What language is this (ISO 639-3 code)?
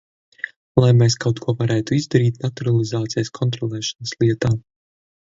lav